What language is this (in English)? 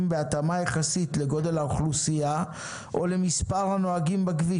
Hebrew